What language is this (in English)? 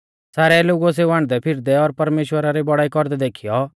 Mahasu Pahari